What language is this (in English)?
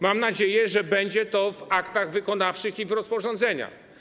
Polish